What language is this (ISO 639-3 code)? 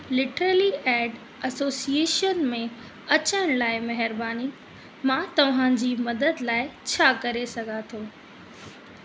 snd